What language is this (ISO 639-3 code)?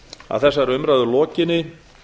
isl